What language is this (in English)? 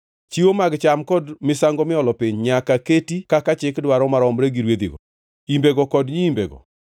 Luo (Kenya and Tanzania)